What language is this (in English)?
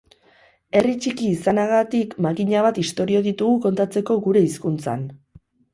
Basque